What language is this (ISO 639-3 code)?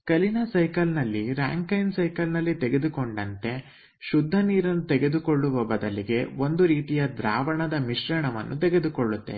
kan